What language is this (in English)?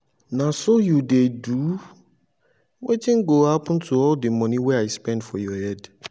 Nigerian Pidgin